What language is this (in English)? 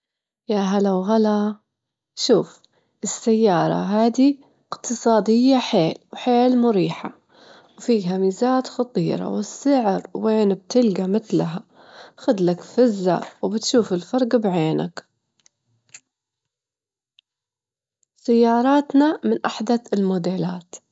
Gulf Arabic